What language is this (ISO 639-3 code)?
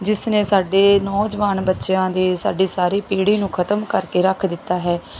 pan